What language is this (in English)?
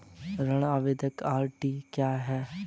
Hindi